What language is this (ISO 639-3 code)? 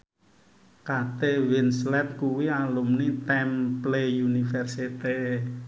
jav